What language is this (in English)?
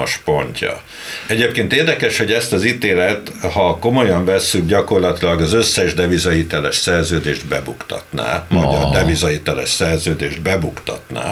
Hungarian